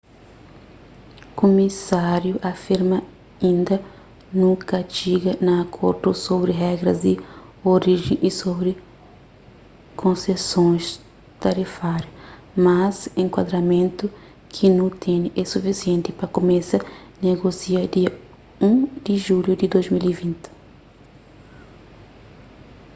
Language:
Kabuverdianu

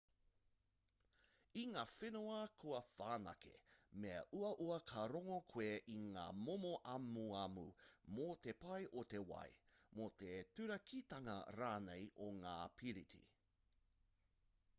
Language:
Māori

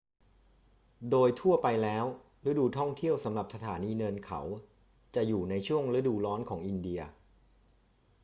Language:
Thai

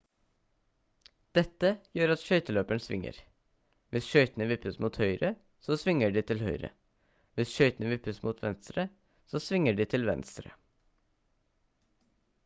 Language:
Norwegian Bokmål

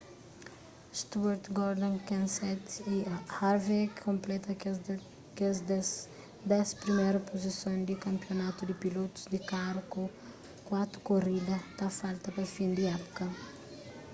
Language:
Kabuverdianu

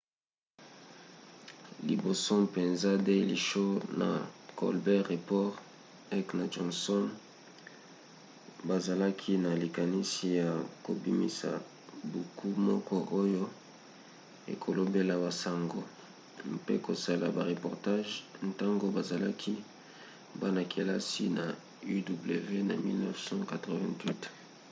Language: Lingala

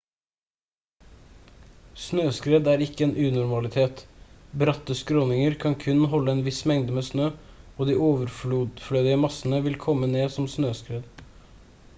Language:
Norwegian Bokmål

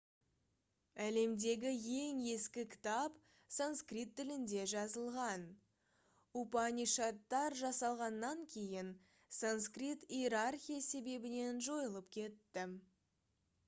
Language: Kazakh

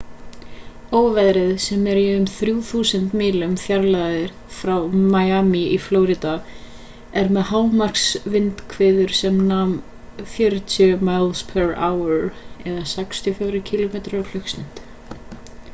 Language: Icelandic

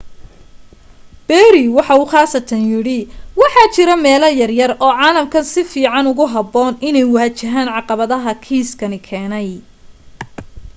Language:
Somali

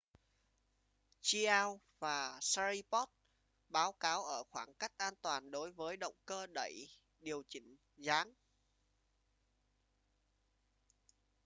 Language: Vietnamese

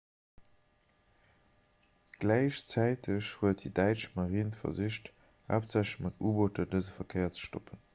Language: Luxembourgish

